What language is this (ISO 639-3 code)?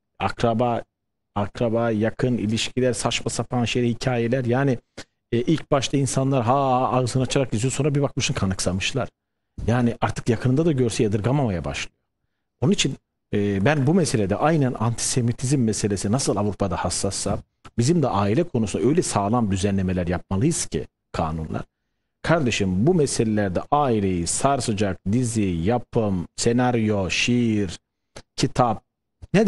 tur